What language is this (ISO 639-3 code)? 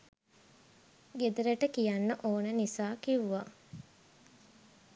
sin